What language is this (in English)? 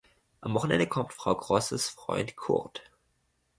German